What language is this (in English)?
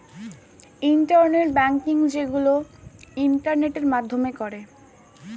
Bangla